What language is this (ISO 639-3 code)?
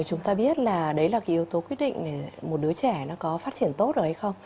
vie